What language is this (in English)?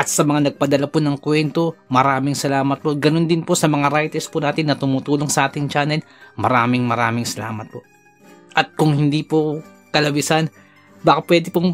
Filipino